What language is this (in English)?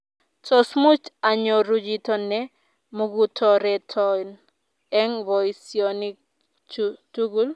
Kalenjin